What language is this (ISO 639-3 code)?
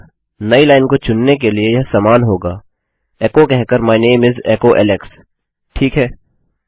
hin